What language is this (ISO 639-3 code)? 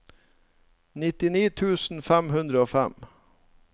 nor